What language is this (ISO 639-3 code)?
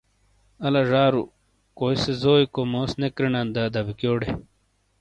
scl